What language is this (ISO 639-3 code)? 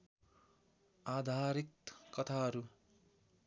nep